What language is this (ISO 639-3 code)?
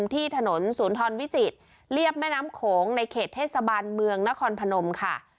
tha